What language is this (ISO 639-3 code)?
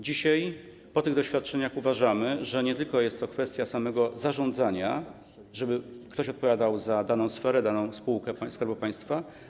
pol